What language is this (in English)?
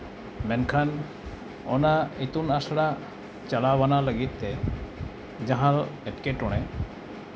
Santali